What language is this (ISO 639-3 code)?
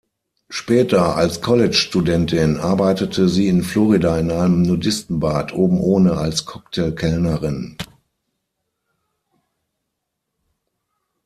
deu